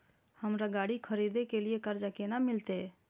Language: Maithili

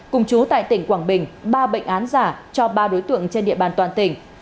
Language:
Vietnamese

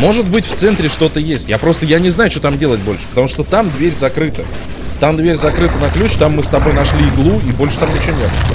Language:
Russian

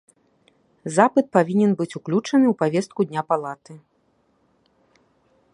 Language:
Belarusian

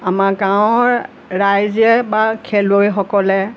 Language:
Assamese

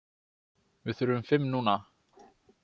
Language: Icelandic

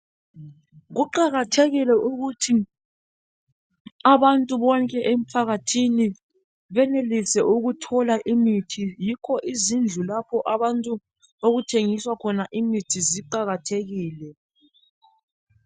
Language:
North Ndebele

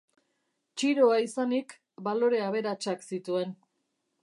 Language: Basque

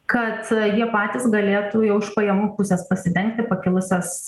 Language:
Lithuanian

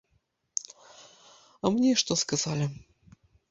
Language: Belarusian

